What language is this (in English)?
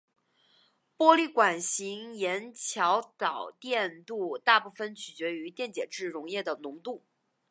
Chinese